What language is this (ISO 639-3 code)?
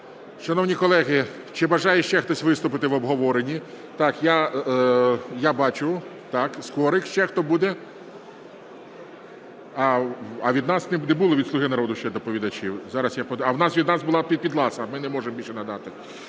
ukr